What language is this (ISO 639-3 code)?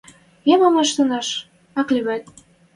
mrj